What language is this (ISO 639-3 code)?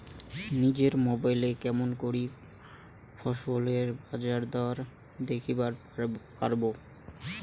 ben